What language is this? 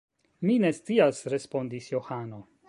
Esperanto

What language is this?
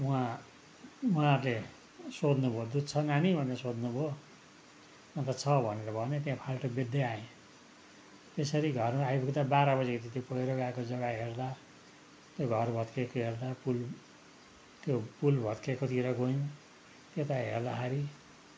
Nepali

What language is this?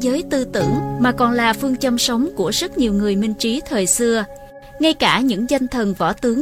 Vietnamese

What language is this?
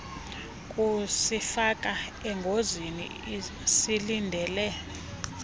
Xhosa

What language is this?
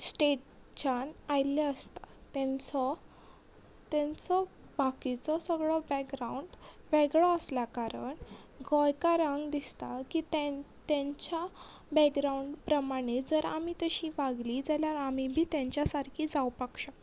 Konkani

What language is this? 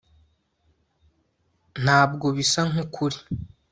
Kinyarwanda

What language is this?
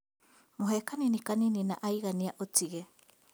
Kikuyu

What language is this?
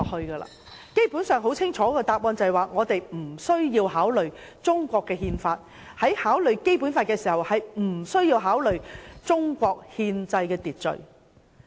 Cantonese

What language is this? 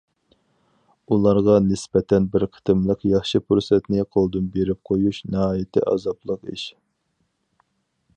Uyghur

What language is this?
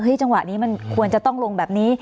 Thai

